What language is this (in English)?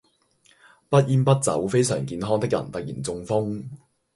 Cantonese